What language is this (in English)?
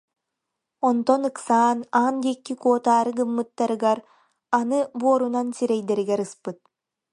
Yakut